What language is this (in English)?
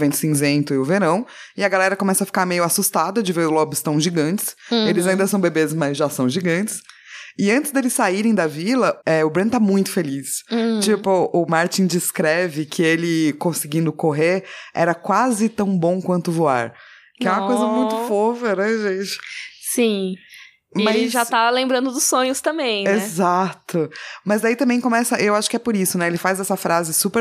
Portuguese